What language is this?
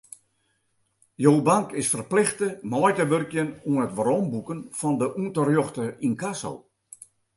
Western Frisian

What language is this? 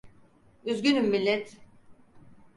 Turkish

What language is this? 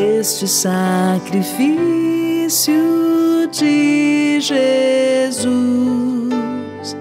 Portuguese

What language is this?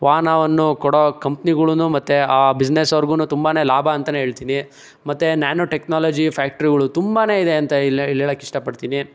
Kannada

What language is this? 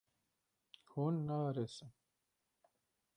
Kurdish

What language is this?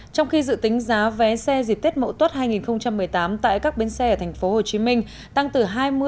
Vietnamese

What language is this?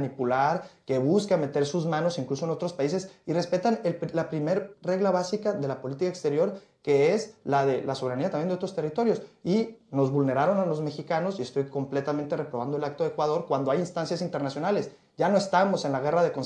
Spanish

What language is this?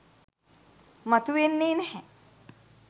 Sinhala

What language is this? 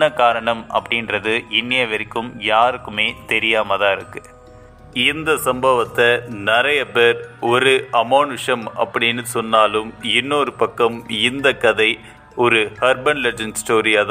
Tamil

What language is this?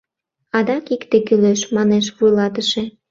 Mari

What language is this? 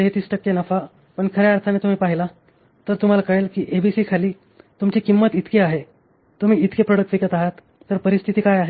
Marathi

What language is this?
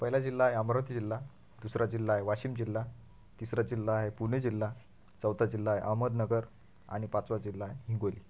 Marathi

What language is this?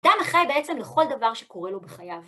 Hebrew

